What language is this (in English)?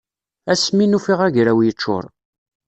Kabyle